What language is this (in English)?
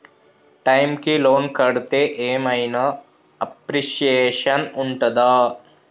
Telugu